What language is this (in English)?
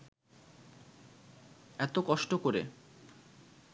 Bangla